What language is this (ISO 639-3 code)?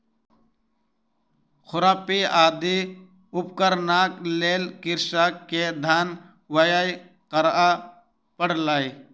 mai